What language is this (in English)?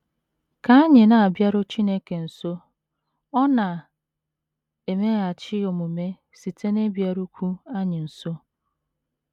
Igbo